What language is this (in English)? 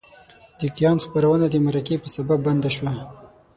Pashto